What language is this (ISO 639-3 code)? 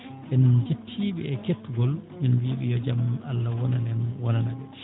ful